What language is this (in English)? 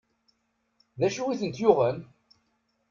Kabyle